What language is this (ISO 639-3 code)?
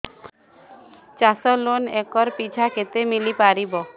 ori